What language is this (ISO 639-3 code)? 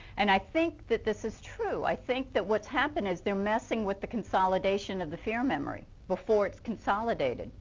eng